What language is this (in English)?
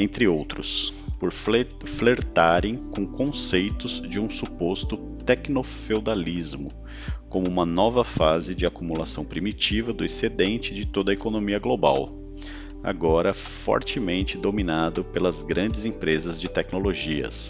Portuguese